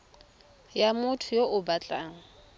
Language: Tswana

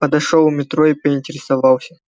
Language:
Russian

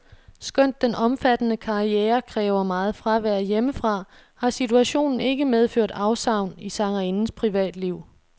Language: Danish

